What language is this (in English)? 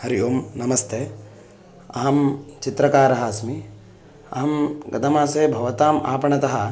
Sanskrit